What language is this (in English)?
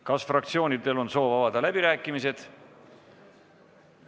Estonian